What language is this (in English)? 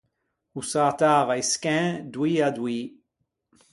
Ligurian